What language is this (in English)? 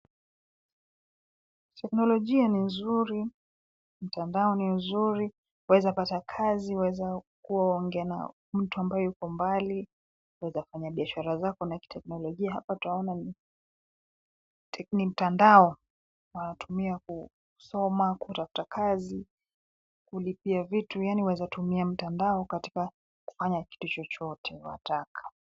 Swahili